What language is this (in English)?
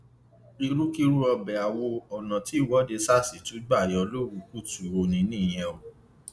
Yoruba